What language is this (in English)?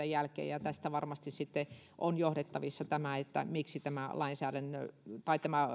Finnish